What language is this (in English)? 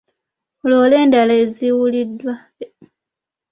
Ganda